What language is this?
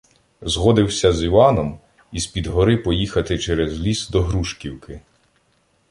Ukrainian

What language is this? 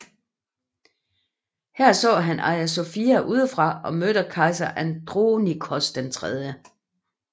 Danish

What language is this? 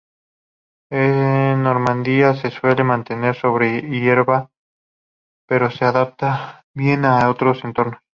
Spanish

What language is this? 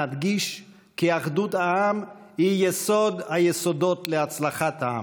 Hebrew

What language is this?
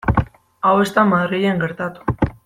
Basque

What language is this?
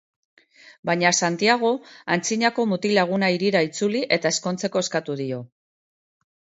Basque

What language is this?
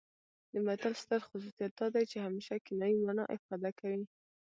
Pashto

